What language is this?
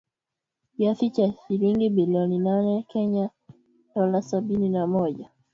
Swahili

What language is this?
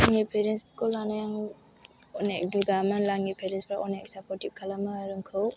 Bodo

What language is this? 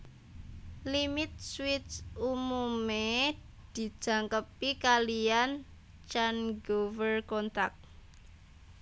Javanese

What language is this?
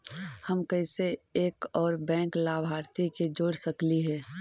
Magahi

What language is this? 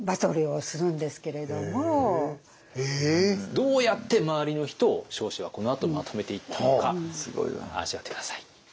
Japanese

